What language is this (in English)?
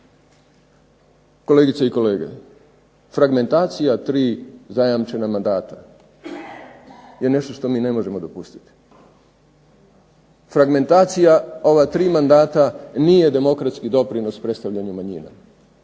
Croatian